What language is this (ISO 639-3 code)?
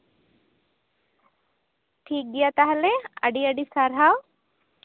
sat